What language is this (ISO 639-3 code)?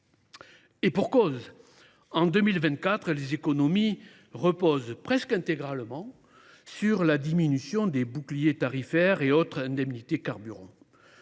fra